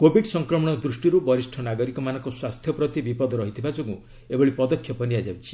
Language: Odia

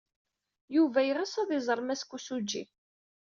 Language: Kabyle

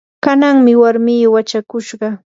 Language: Yanahuanca Pasco Quechua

